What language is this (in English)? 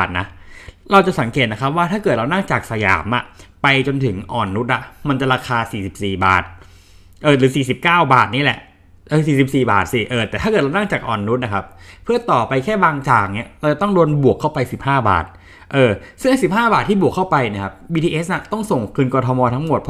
Thai